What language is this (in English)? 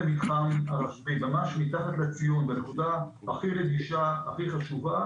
Hebrew